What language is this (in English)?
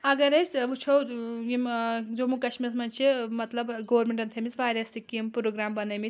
Kashmiri